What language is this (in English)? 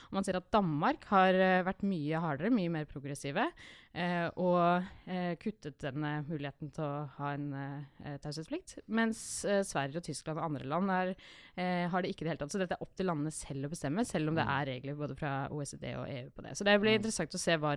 English